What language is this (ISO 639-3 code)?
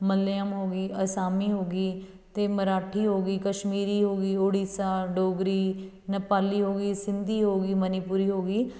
pan